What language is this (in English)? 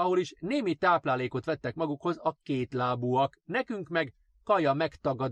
Hungarian